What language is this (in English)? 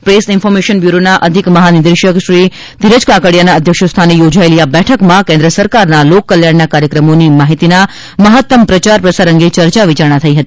Gujarati